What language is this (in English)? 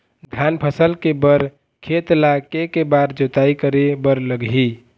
Chhattisgarhi